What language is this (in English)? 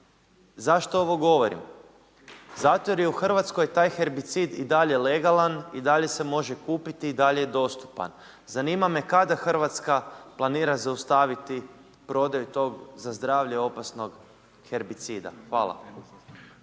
Croatian